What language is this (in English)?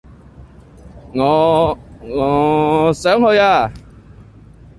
Cantonese